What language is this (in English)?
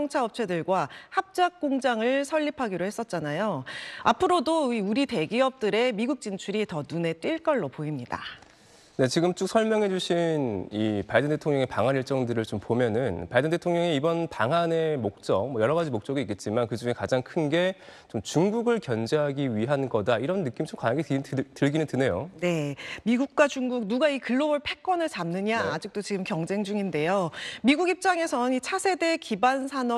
Korean